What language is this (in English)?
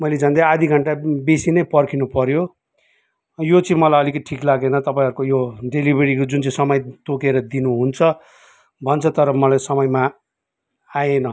Nepali